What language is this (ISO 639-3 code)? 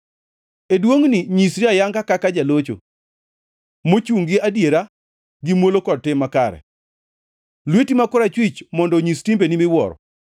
luo